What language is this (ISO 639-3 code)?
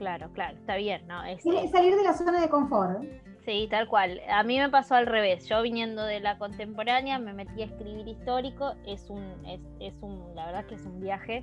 spa